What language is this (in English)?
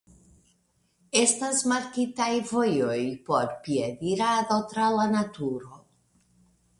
Esperanto